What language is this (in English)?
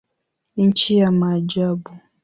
Swahili